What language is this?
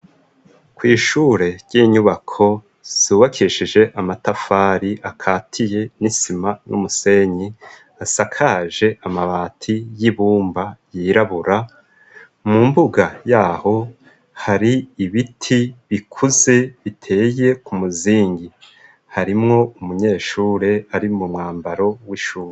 Rundi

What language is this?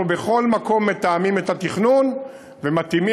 Hebrew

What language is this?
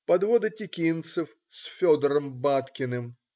Russian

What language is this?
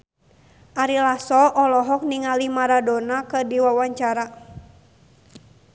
Sundanese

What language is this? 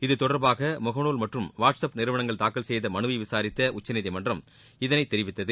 Tamil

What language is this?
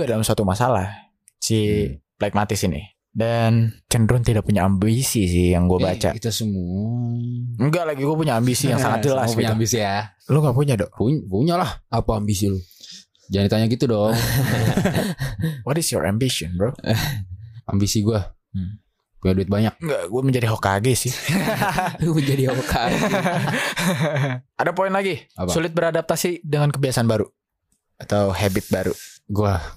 Indonesian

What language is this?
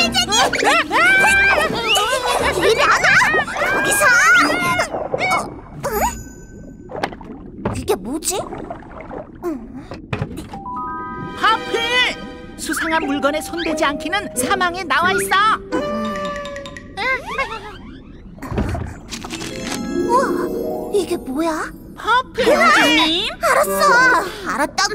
Korean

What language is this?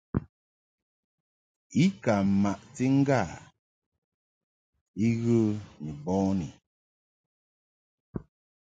Mungaka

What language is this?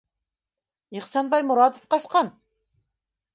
Bashkir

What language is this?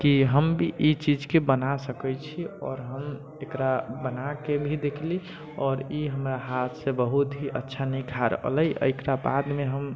Maithili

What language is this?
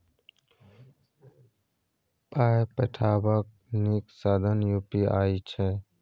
Maithili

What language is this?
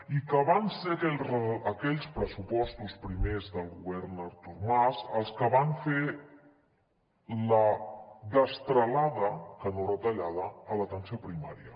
Catalan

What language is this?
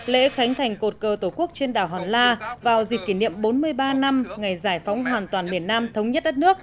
Vietnamese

